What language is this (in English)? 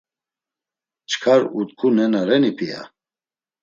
Laz